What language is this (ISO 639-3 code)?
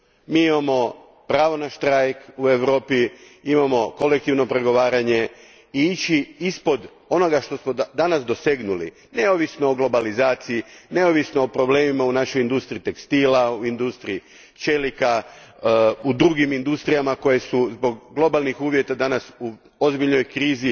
hrv